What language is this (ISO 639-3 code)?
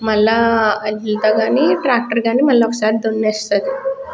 tel